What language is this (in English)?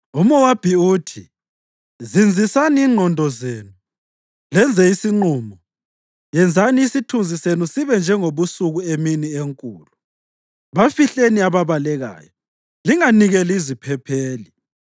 North Ndebele